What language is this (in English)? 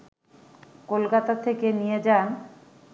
Bangla